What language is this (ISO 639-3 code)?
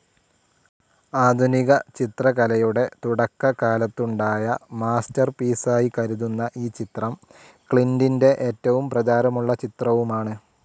mal